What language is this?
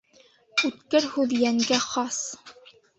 Bashkir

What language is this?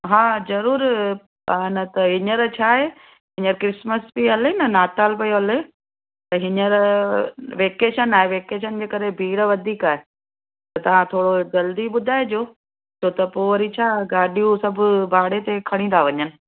Sindhi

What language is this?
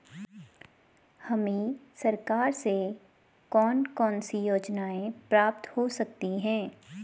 Hindi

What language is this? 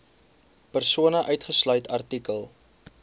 Afrikaans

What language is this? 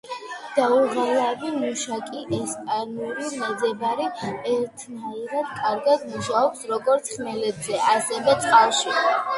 Georgian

